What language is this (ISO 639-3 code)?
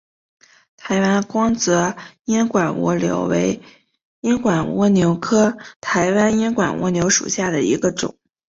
zho